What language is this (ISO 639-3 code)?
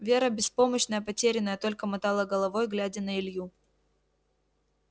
rus